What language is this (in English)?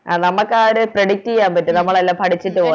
Malayalam